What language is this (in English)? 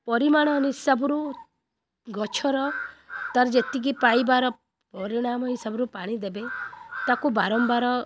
Odia